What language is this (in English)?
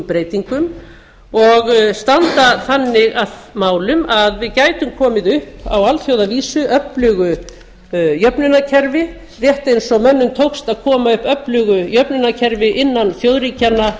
Icelandic